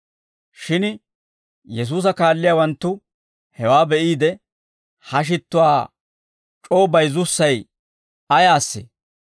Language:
Dawro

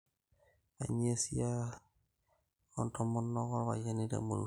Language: Masai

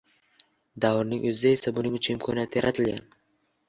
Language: Uzbek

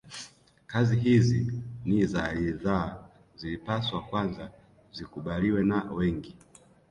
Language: Swahili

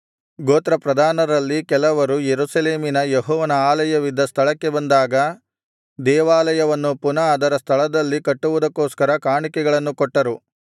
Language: Kannada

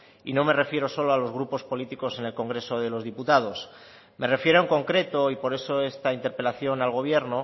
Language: Spanish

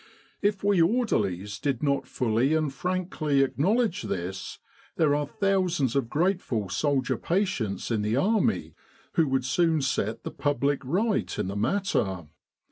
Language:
English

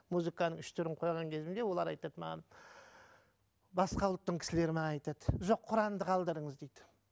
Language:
Kazakh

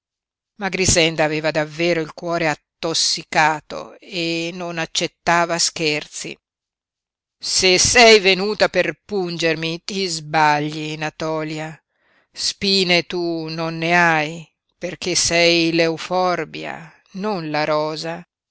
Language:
Italian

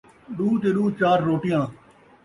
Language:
Saraiki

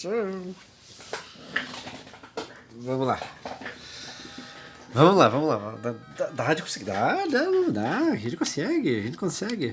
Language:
Portuguese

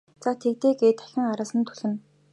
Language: Mongolian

